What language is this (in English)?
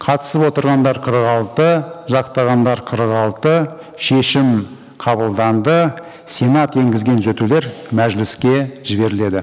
Kazakh